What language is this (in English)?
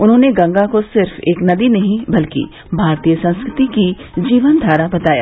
Hindi